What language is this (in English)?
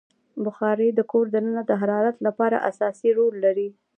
Pashto